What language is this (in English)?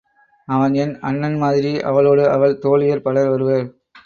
Tamil